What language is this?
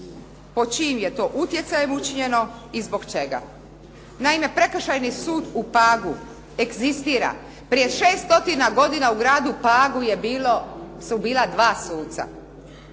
Croatian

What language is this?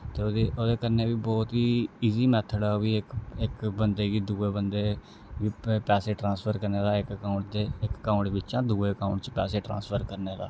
Dogri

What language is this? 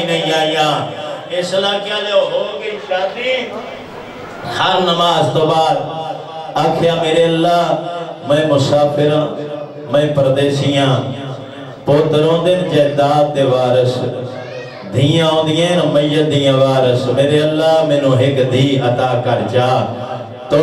Arabic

